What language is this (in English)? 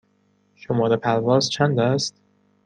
Persian